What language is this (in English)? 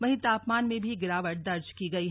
Hindi